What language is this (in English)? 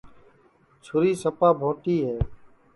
Sansi